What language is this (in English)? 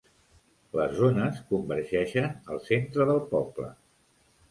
Catalan